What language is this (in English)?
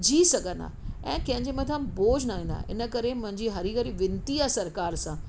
Sindhi